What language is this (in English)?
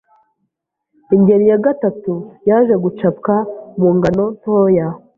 Kinyarwanda